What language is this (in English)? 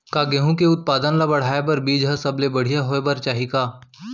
Chhattisgarhi